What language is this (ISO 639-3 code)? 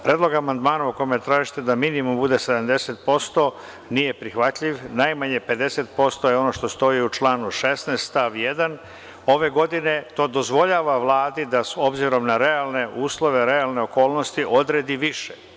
srp